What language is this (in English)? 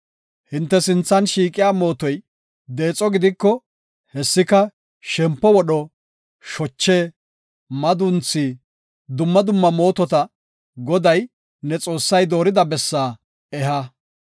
Gofa